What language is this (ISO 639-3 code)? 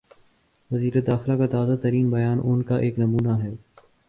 urd